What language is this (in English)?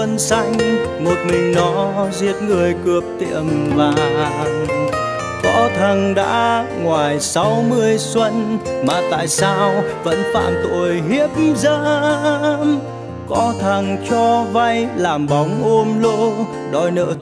Vietnamese